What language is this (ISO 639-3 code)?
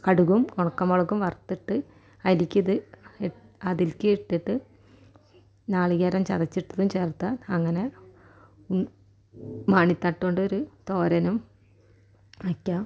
mal